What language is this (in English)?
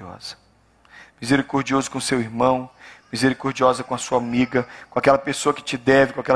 Portuguese